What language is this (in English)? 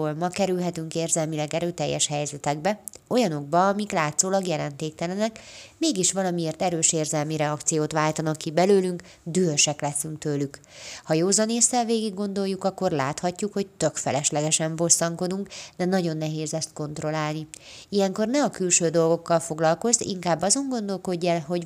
Hungarian